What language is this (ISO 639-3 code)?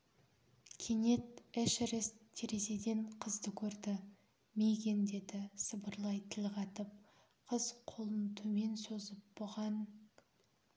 kaz